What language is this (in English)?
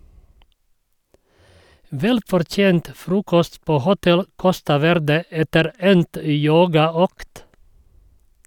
Norwegian